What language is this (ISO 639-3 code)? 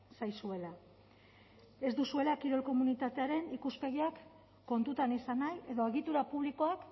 eus